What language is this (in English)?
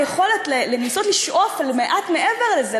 Hebrew